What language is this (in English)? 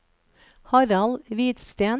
Norwegian